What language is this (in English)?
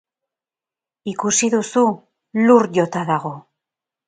Basque